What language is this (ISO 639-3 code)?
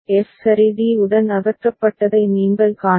tam